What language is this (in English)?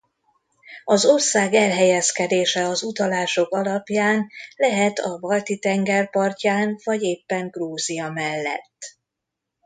Hungarian